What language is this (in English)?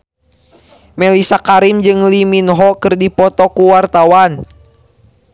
Sundanese